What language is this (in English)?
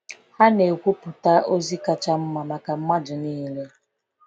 Igbo